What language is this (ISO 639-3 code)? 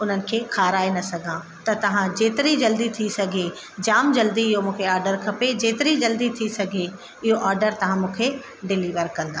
snd